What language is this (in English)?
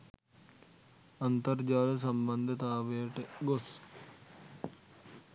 Sinhala